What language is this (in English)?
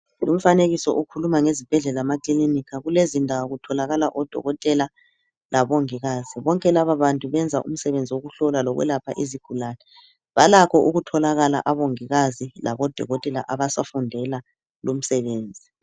North Ndebele